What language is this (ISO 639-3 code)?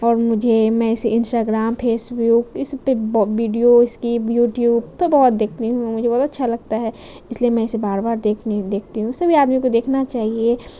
urd